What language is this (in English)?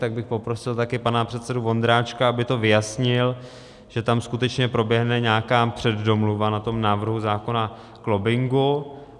Czech